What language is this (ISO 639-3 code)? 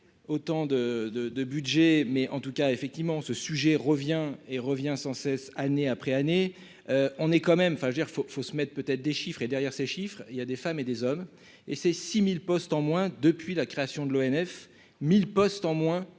fra